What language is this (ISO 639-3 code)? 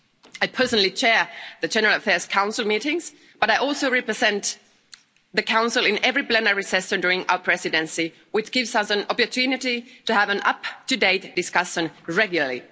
eng